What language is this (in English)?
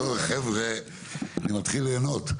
Hebrew